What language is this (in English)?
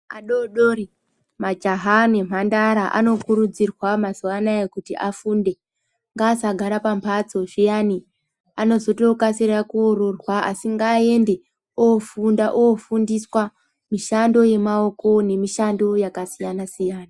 Ndau